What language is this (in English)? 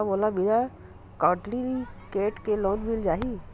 Chhattisgarhi